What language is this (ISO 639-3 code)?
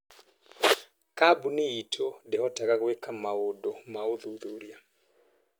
kik